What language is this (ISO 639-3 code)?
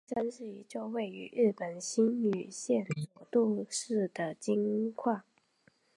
zho